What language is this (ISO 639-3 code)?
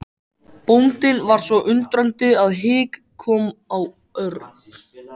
isl